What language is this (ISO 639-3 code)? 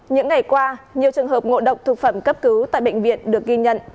vie